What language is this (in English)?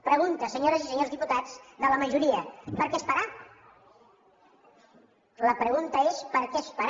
Catalan